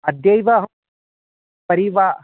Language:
Sanskrit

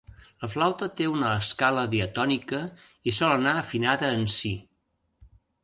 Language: Catalan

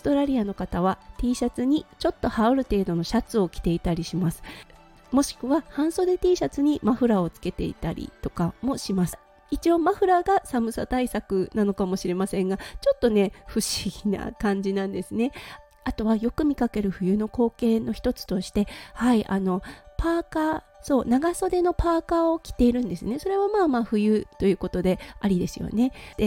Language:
Japanese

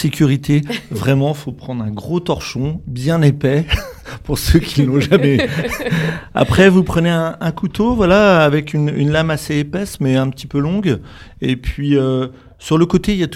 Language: French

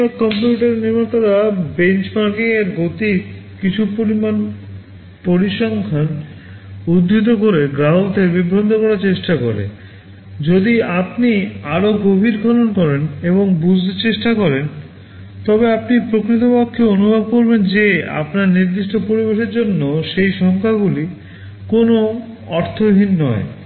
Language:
Bangla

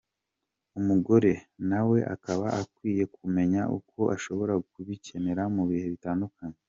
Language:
Kinyarwanda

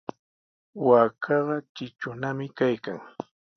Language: Sihuas Ancash Quechua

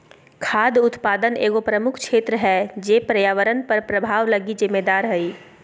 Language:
Magahi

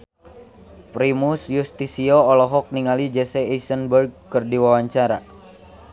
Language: Sundanese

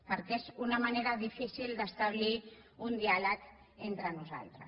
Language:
Catalan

